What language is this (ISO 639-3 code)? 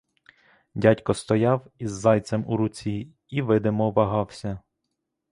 ukr